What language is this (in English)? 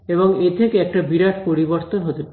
Bangla